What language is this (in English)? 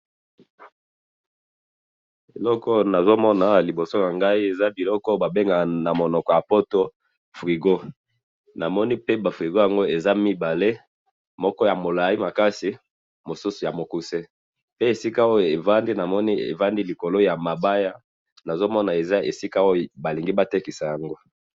Lingala